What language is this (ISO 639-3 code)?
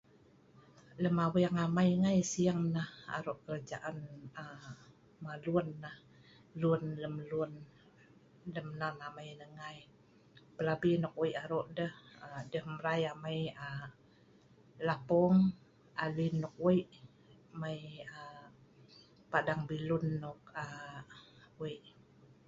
snv